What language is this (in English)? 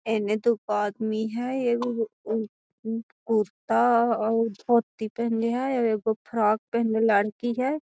Magahi